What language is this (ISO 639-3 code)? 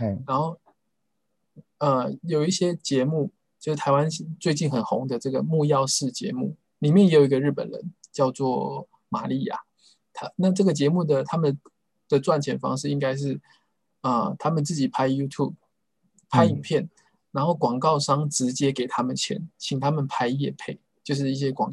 zho